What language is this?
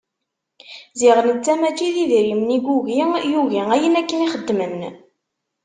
Kabyle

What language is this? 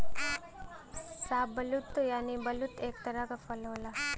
Bhojpuri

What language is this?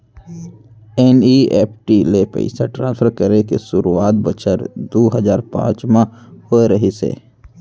Chhattisgarhi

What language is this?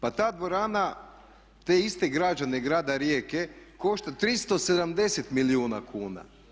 Croatian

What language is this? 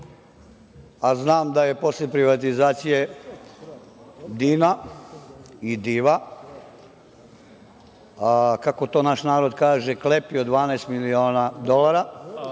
Serbian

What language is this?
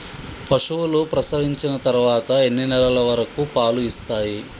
Telugu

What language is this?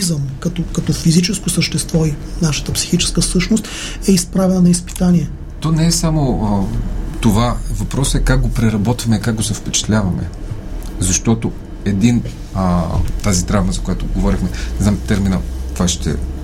Bulgarian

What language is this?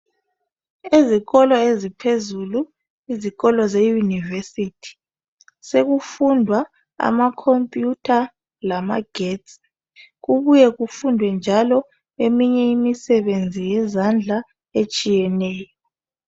North Ndebele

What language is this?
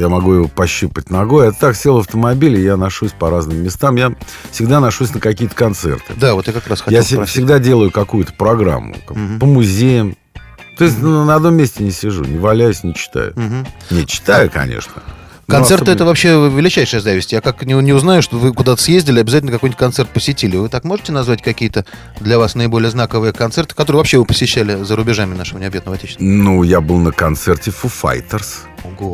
Russian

